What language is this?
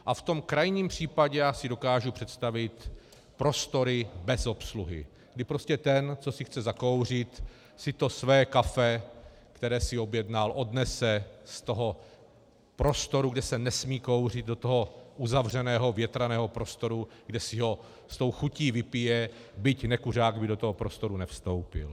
Czech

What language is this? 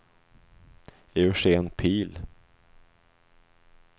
Swedish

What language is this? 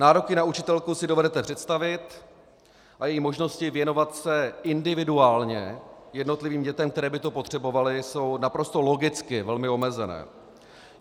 Czech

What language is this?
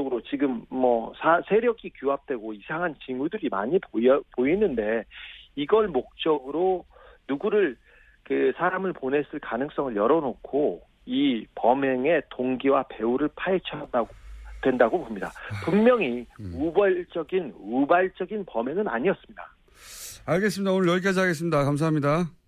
Korean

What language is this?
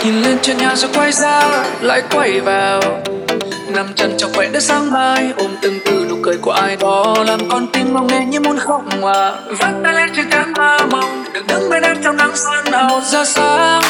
Vietnamese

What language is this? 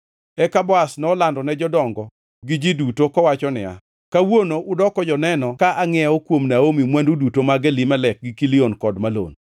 Luo (Kenya and Tanzania)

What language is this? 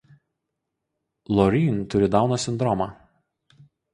Lithuanian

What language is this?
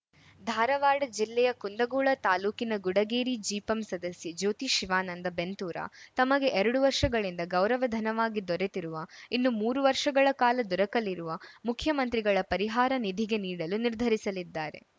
Kannada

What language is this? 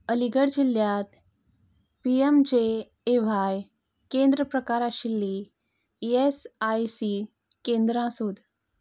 Konkani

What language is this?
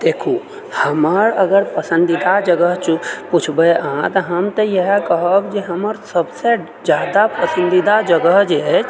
Maithili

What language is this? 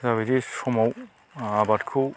Bodo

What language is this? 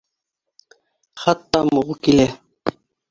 Bashkir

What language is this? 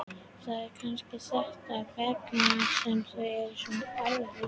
Icelandic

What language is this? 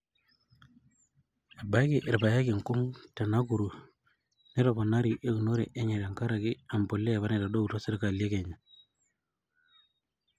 Masai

